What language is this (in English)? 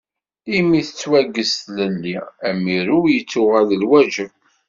Kabyle